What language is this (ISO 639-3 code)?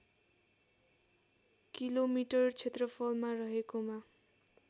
nep